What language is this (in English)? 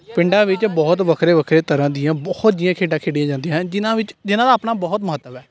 Punjabi